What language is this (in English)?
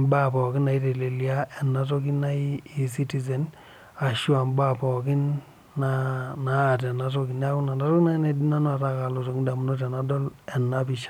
Masai